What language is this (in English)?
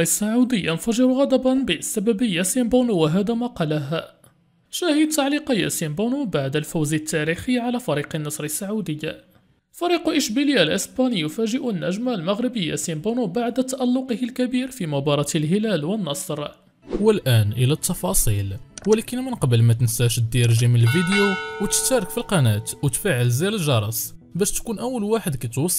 Arabic